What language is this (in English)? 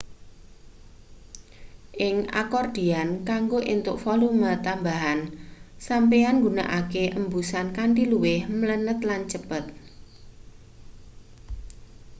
Javanese